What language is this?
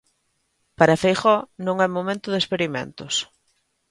Galician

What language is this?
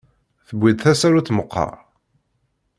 Kabyle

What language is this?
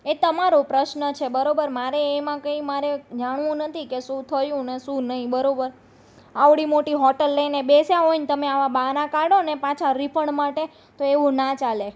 Gujarati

